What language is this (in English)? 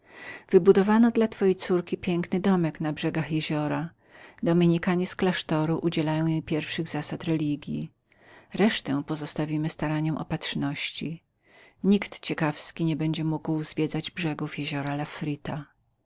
Polish